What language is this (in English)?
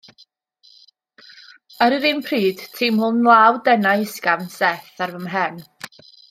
Welsh